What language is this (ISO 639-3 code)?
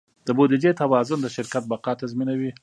pus